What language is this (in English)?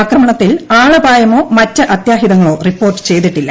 Malayalam